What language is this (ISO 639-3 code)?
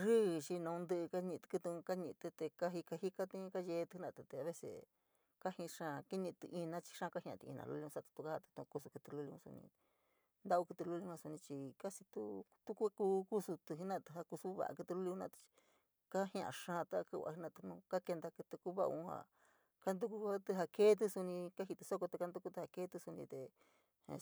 mig